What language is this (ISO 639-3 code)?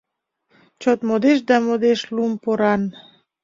chm